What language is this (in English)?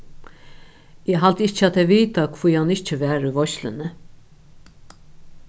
Faroese